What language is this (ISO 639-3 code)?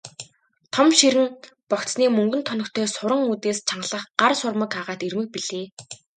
mon